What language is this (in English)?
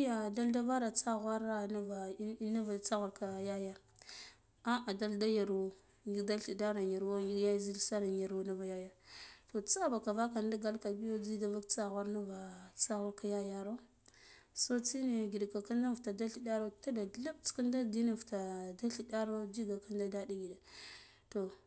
Guduf-Gava